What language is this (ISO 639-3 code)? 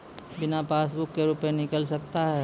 mai